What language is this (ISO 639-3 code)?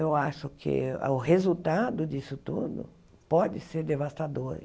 por